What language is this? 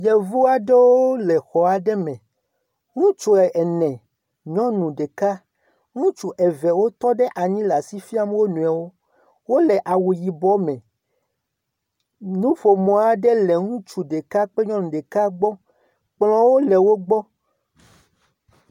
Ewe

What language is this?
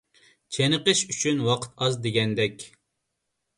Uyghur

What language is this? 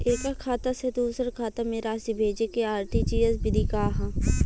Bhojpuri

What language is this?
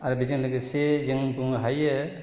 Bodo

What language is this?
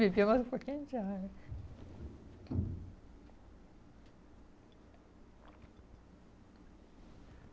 Portuguese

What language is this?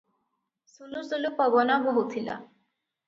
Odia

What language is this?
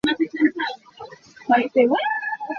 Hakha Chin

